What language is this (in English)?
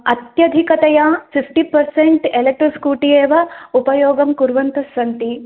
Sanskrit